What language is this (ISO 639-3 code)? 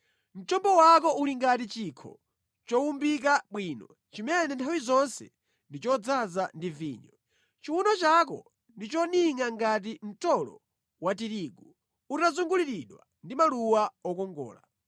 nya